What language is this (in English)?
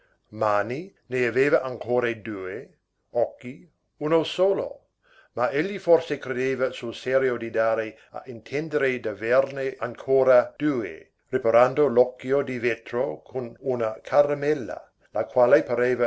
Italian